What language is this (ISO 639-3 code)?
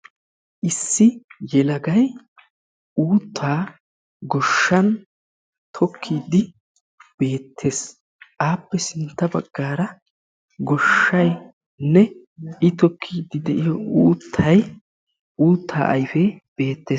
wal